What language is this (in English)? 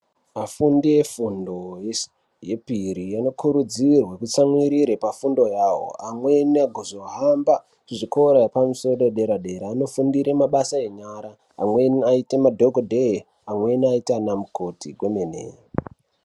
Ndau